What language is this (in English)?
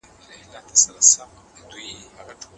Pashto